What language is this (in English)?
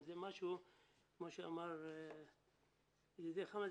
Hebrew